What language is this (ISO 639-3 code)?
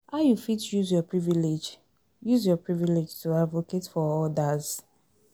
pcm